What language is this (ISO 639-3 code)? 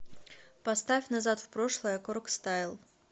rus